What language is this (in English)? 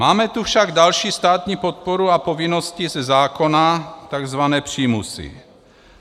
Czech